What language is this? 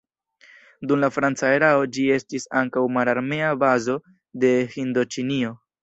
Esperanto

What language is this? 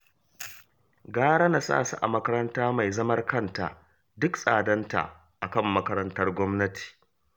Hausa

